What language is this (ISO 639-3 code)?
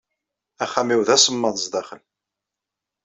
kab